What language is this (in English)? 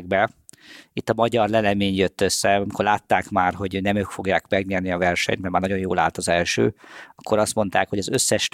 Hungarian